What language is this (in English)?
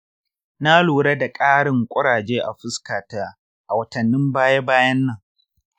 Hausa